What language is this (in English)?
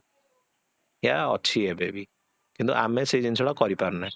Odia